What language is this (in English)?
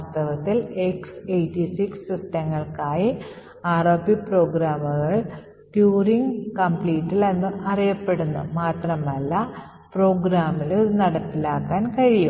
Malayalam